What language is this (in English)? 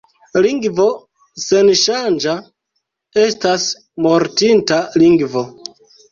Esperanto